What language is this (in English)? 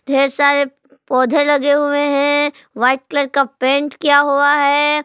Hindi